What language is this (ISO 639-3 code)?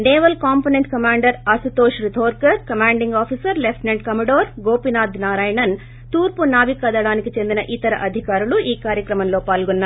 tel